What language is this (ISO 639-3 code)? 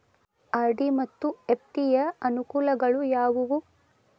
kan